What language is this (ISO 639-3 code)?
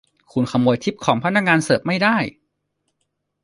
tha